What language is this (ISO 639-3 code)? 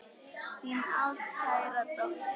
isl